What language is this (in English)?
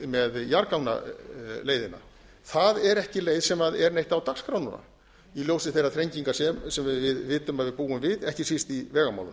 Icelandic